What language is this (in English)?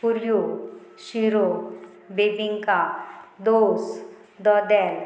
Konkani